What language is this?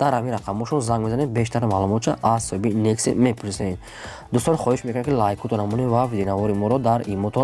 Turkish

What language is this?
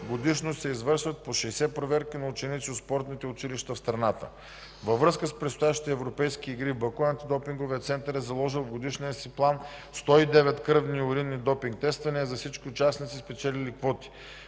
Bulgarian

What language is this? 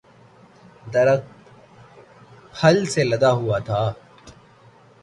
Urdu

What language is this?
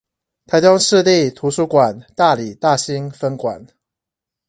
Chinese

